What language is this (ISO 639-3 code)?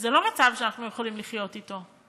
heb